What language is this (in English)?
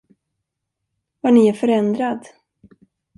Swedish